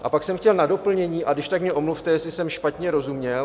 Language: Czech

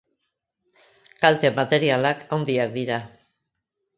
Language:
Basque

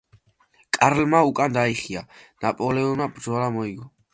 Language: Georgian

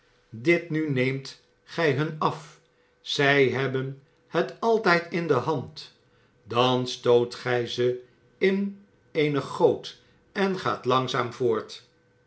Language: Dutch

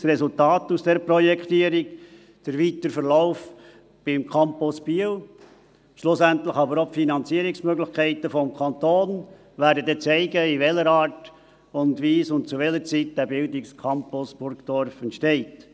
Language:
Swiss German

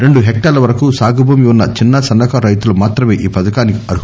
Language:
Telugu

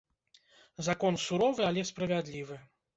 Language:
Belarusian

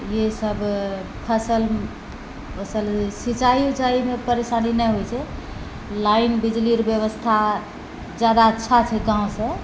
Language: Maithili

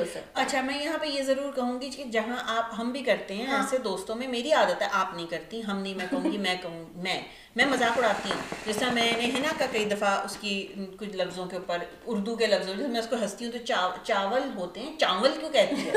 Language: Urdu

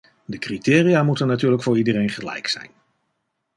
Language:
Dutch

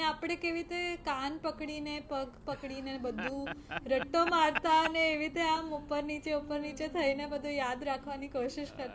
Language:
Gujarati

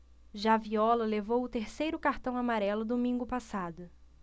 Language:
Portuguese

